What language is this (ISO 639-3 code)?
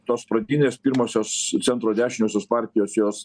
lit